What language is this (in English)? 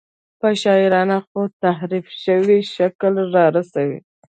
Pashto